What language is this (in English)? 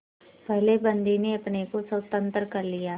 Hindi